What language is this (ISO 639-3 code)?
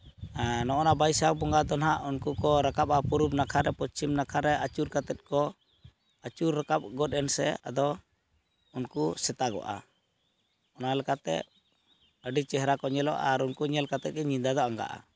sat